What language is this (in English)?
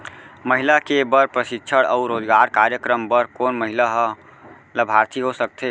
Chhattisgarhi